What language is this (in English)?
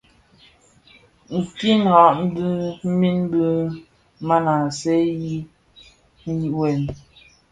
Bafia